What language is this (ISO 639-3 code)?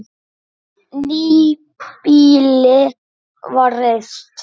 isl